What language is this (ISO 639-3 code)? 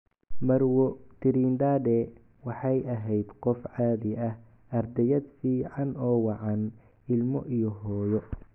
som